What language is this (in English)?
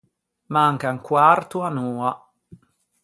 Ligurian